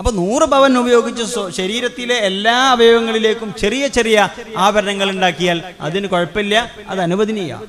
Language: Malayalam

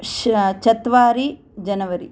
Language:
Sanskrit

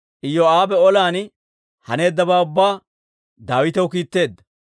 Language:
Dawro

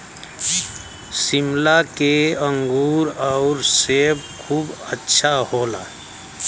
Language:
Bhojpuri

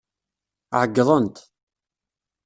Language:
Kabyle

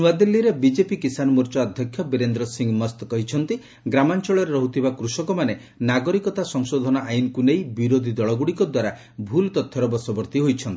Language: Odia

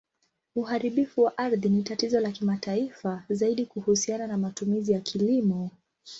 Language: Swahili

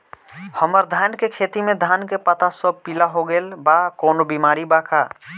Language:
Bhojpuri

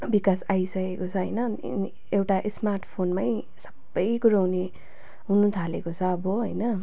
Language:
Nepali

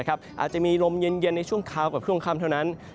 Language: Thai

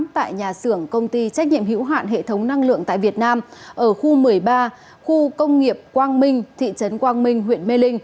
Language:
Vietnamese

